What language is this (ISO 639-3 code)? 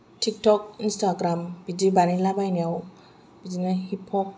brx